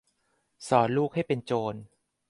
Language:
Thai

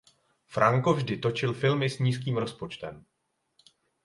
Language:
Czech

